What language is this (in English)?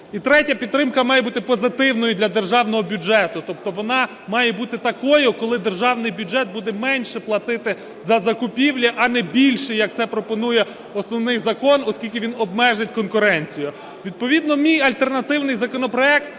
Ukrainian